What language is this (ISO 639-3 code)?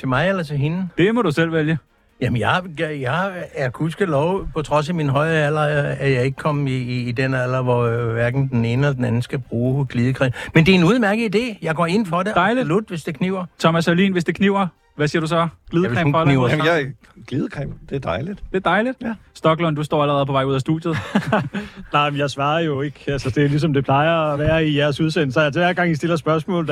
dan